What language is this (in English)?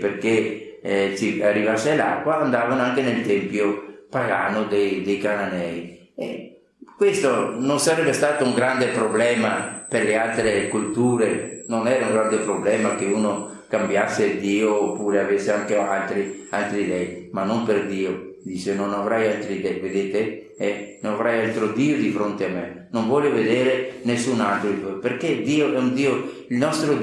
Italian